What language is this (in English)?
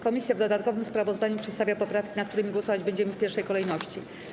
Polish